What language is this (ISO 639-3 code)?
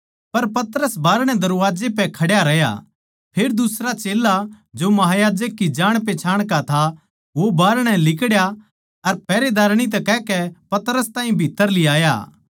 bgc